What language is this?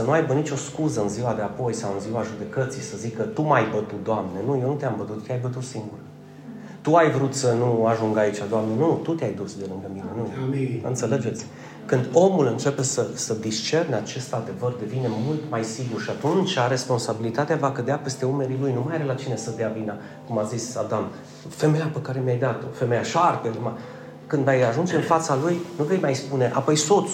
Romanian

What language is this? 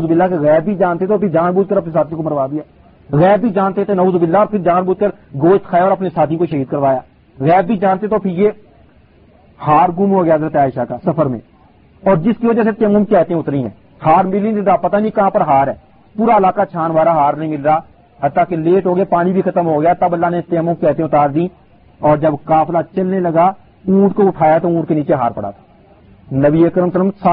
Urdu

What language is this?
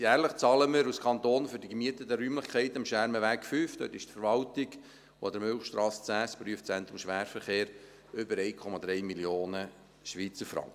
Swiss German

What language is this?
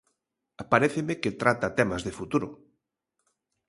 Galician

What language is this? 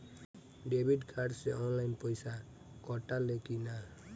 Bhojpuri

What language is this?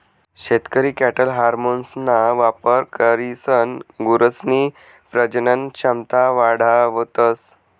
Marathi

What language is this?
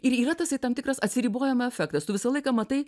Lithuanian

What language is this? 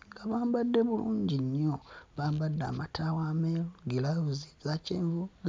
Ganda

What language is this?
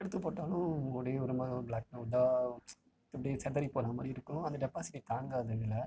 Tamil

